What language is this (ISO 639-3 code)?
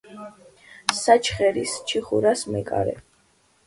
kat